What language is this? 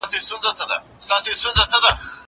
Pashto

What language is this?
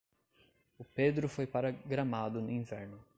Portuguese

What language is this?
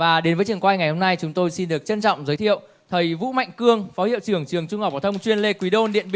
Vietnamese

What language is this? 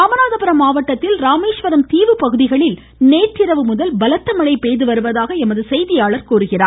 Tamil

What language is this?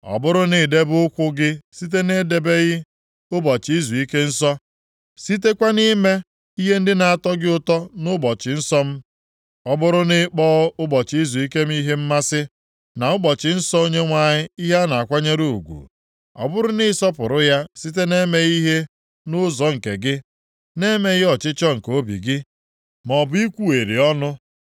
Igbo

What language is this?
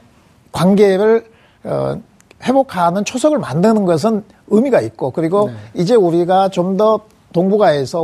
Korean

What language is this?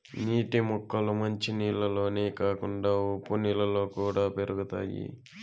Telugu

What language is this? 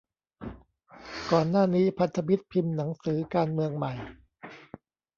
Thai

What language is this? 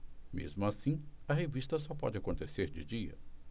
Portuguese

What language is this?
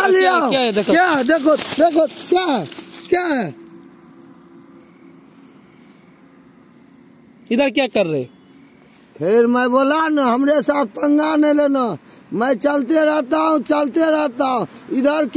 Arabic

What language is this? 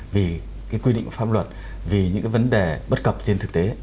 Vietnamese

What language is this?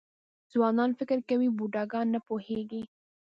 Pashto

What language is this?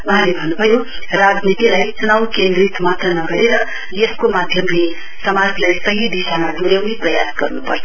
Nepali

